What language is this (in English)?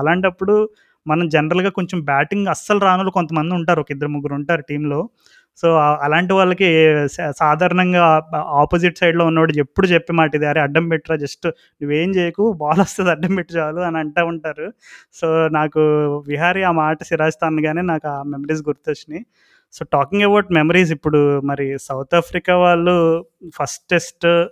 Telugu